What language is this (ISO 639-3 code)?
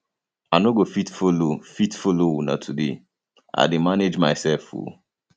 pcm